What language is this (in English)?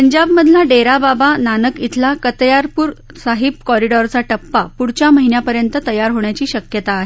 Marathi